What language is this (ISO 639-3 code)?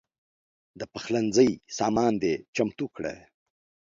pus